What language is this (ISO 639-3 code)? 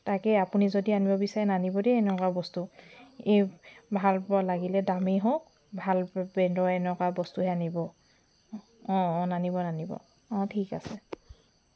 asm